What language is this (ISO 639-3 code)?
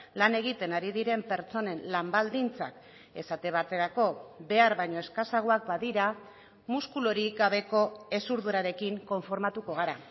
eus